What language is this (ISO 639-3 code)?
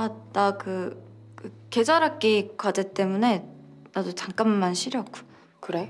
kor